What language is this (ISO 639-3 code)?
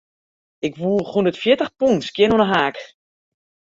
fry